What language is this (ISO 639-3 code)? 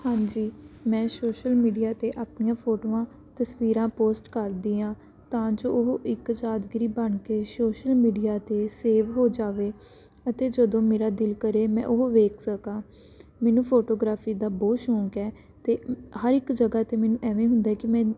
pan